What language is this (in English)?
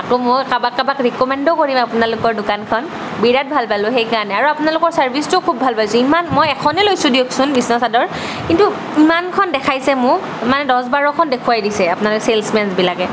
Assamese